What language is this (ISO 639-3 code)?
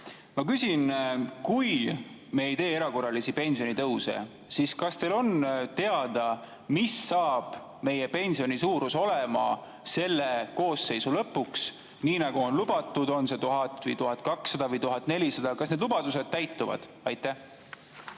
est